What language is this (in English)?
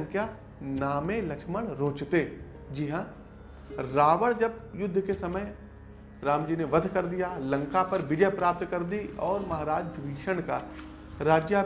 Hindi